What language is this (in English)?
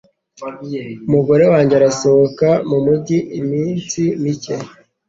Kinyarwanda